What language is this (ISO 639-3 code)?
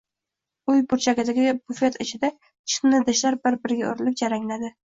uzb